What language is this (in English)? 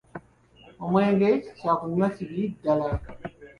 Ganda